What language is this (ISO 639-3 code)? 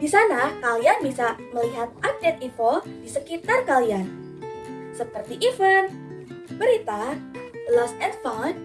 ind